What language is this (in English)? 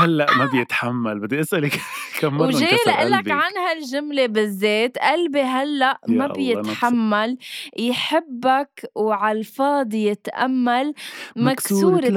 Arabic